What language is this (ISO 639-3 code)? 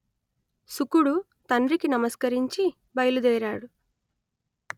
tel